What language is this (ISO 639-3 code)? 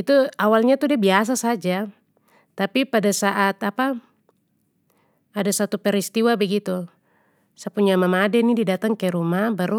pmy